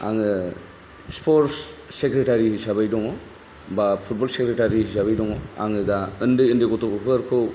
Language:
Bodo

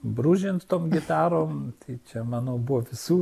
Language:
Lithuanian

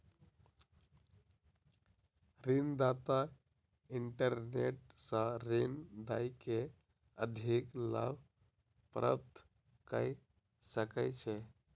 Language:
Maithili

